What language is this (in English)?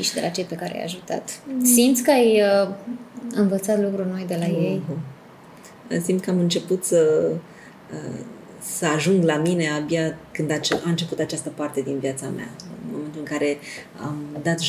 Romanian